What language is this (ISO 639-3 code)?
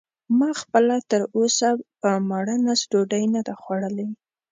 pus